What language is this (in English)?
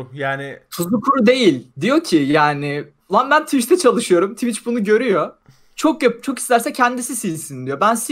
Turkish